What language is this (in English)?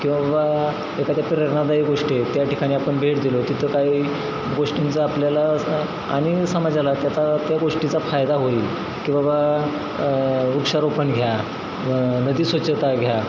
Marathi